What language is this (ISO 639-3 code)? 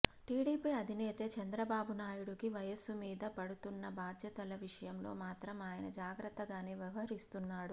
tel